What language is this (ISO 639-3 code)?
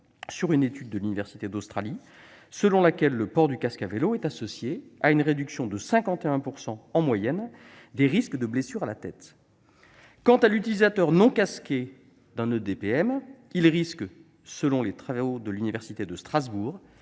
fra